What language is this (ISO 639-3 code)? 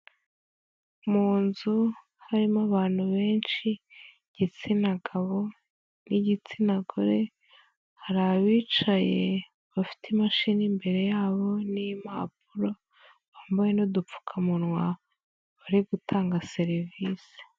kin